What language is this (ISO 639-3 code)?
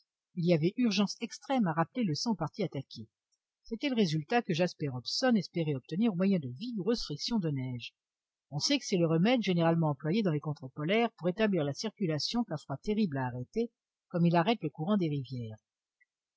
fra